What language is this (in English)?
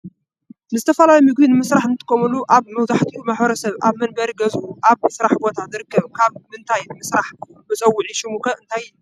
Tigrinya